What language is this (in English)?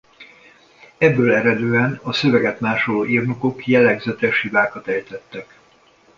Hungarian